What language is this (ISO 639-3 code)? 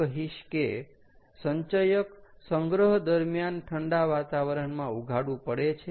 guj